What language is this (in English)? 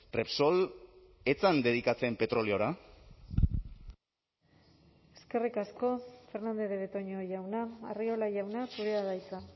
Basque